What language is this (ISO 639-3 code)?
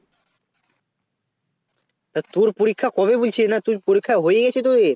ben